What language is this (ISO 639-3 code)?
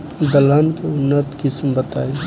bho